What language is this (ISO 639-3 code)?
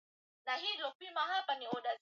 swa